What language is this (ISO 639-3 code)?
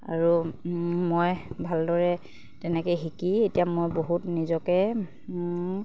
asm